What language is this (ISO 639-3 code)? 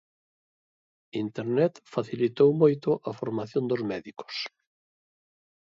glg